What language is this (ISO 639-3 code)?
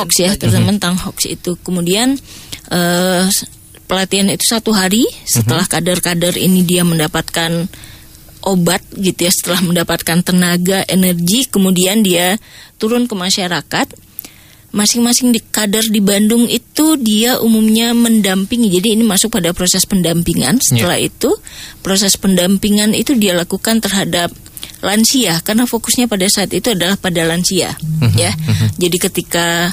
ind